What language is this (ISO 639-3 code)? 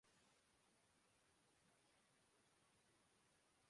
urd